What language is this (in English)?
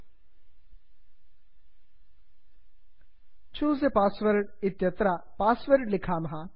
Sanskrit